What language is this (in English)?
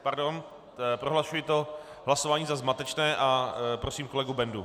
Czech